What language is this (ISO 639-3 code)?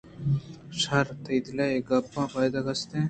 bgp